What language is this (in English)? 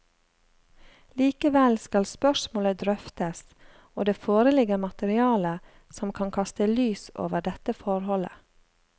Norwegian